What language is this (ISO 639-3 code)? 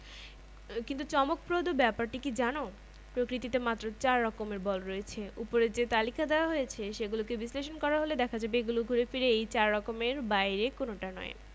ben